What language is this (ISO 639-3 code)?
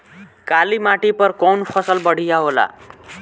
bho